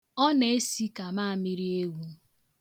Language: Igbo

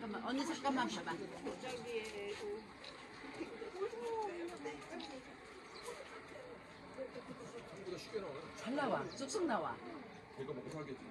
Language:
Korean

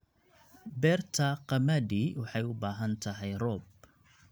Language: Somali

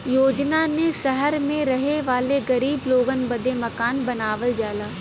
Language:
Bhojpuri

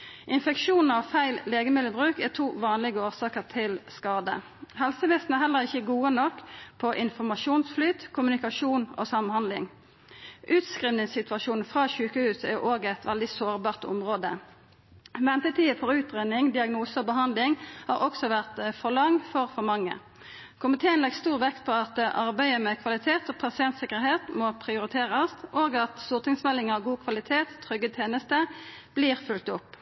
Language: Norwegian Nynorsk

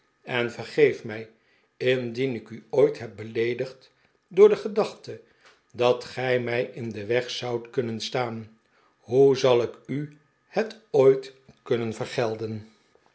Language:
Dutch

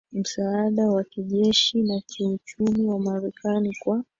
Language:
Swahili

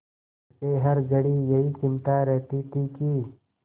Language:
Hindi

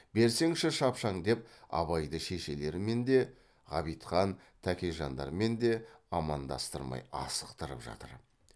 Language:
Kazakh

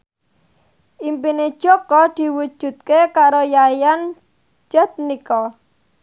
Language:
Javanese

